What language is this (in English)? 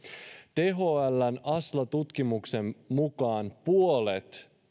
Finnish